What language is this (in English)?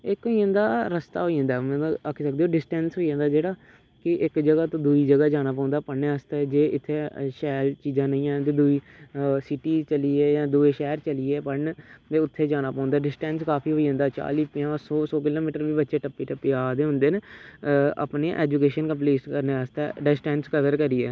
Dogri